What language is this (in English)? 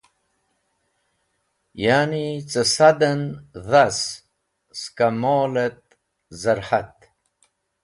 Wakhi